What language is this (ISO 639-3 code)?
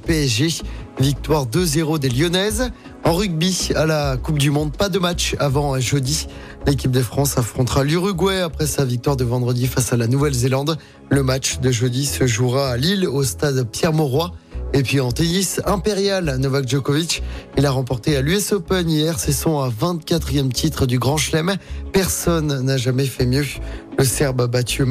fra